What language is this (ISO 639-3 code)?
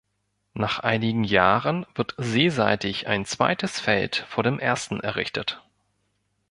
deu